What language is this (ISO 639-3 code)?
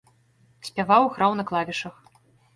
bel